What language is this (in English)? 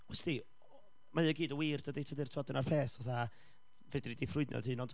Welsh